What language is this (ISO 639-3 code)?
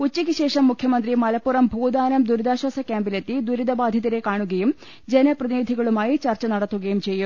mal